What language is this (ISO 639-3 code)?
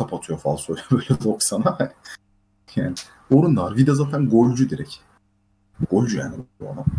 tur